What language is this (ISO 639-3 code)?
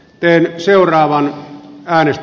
fin